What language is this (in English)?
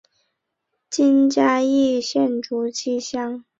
Chinese